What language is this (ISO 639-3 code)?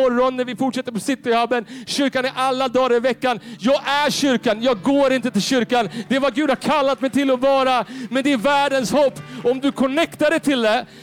swe